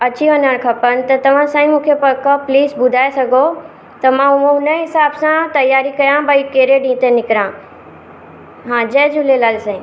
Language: Sindhi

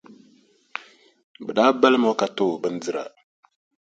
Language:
Dagbani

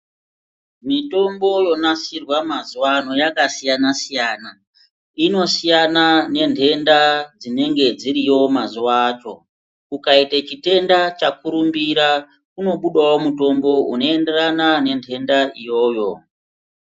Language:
Ndau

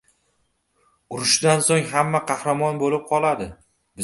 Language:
Uzbek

